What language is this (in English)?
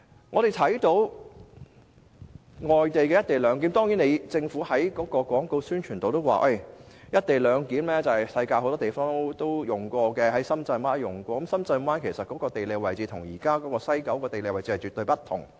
Cantonese